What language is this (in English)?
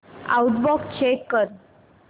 Marathi